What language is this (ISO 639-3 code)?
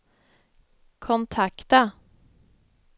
swe